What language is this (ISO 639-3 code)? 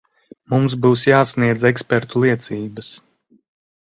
lav